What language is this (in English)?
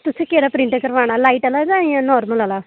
Dogri